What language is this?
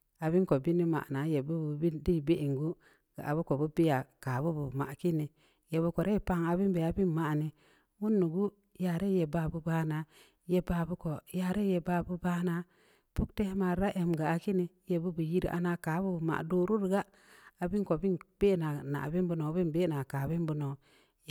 Samba Leko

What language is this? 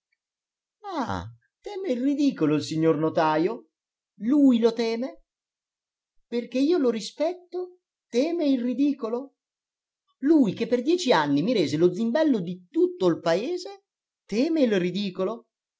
Italian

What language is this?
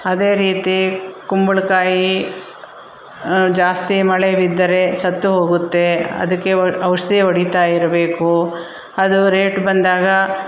Kannada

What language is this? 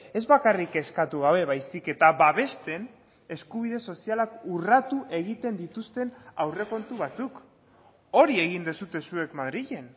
Basque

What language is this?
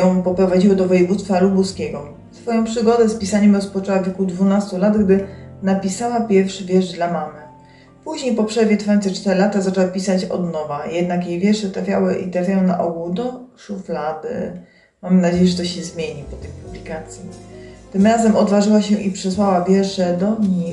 Polish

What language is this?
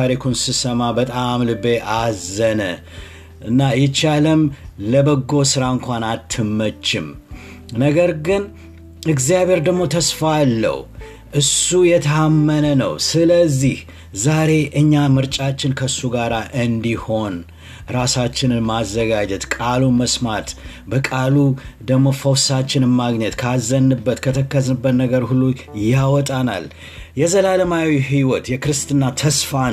Amharic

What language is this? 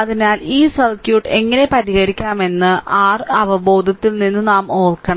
Malayalam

